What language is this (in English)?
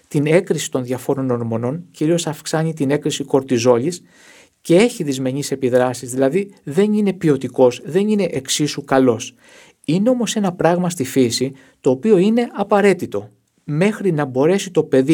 Greek